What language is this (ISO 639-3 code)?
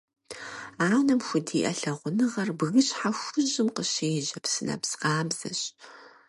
kbd